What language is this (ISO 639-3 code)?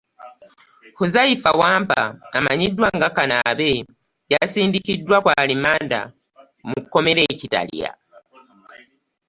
lug